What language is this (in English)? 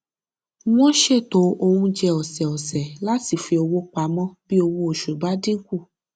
Yoruba